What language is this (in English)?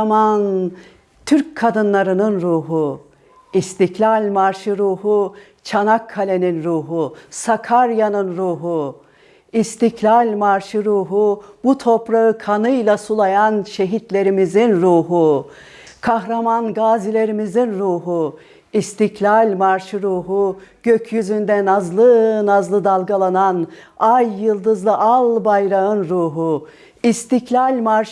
Turkish